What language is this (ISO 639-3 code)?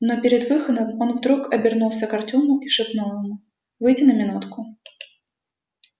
rus